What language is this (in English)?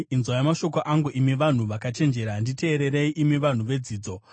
Shona